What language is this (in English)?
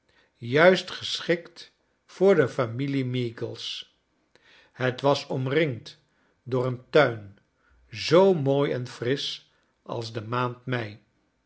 Dutch